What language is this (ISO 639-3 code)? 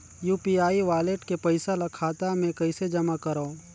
hne